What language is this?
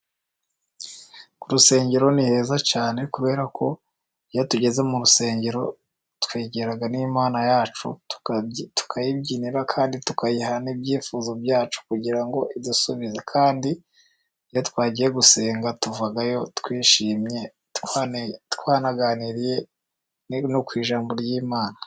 Kinyarwanda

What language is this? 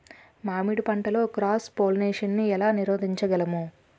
Telugu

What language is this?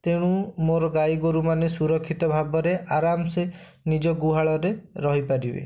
Odia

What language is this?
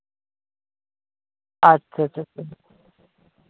Santali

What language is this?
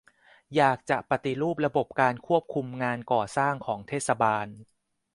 Thai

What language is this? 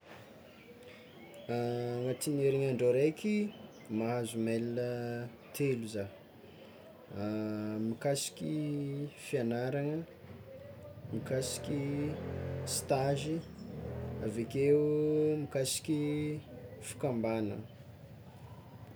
Tsimihety Malagasy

